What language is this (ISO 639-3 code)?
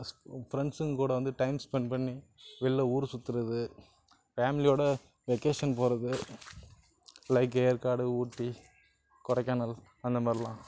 tam